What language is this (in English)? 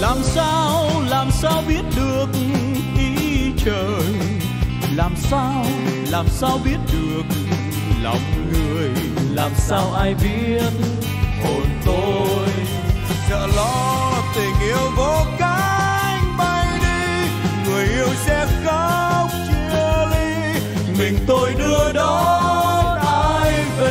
Vietnamese